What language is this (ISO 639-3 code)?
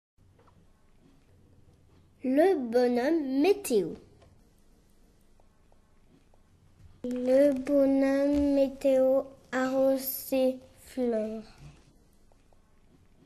fra